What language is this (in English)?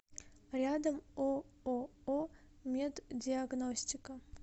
Russian